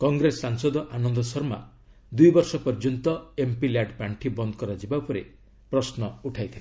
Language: Odia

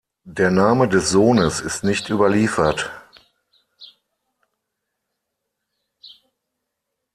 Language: German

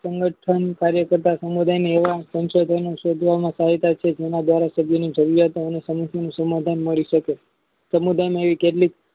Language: Gujarati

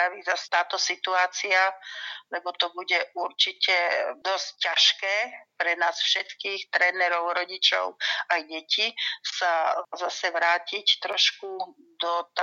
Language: Slovak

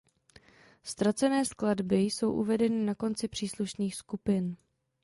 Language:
Czech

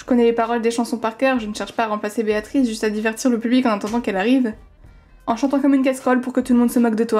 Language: French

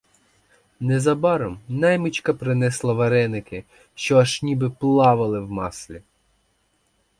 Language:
Ukrainian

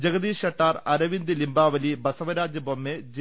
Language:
Malayalam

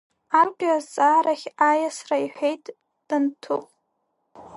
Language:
Abkhazian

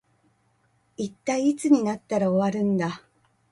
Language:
Japanese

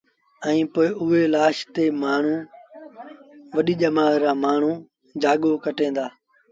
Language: Sindhi Bhil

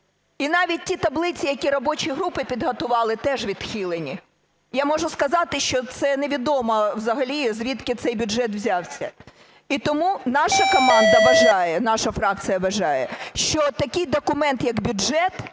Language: Ukrainian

